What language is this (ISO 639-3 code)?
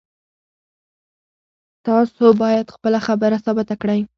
pus